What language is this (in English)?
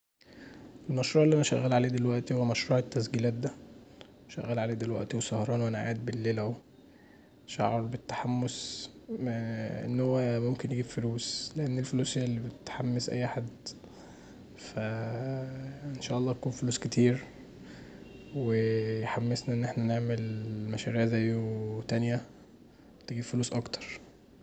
Egyptian Arabic